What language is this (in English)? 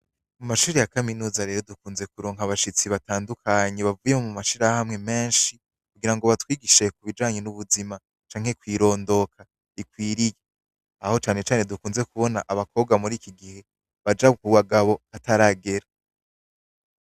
Rundi